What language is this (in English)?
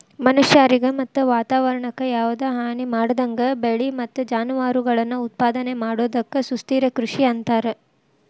Kannada